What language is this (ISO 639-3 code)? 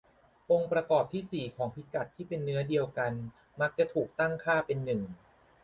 tha